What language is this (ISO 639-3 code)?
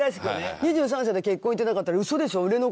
jpn